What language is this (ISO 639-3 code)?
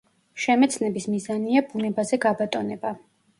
kat